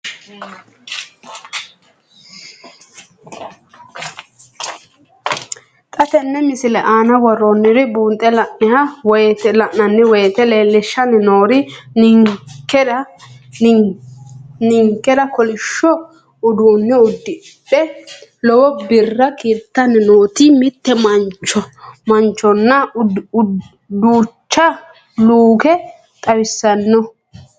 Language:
Sidamo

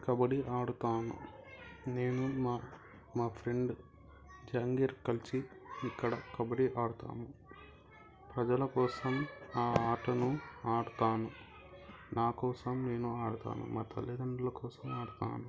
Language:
Telugu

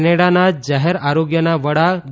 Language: Gujarati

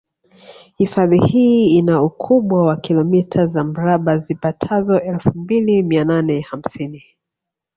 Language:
Swahili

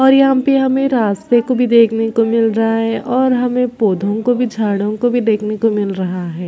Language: Hindi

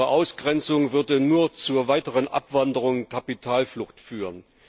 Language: German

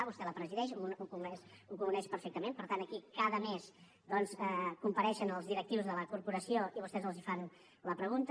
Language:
Catalan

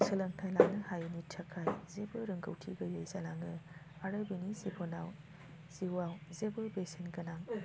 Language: Bodo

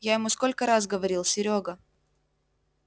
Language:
Russian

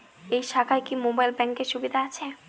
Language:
Bangla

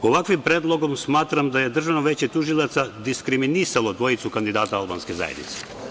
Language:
Serbian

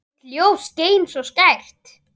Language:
Icelandic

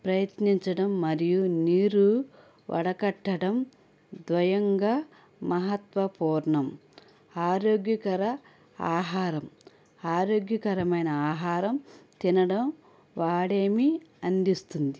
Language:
Telugu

